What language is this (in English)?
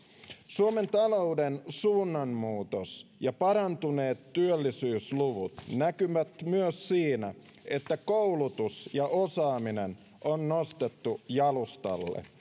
Finnish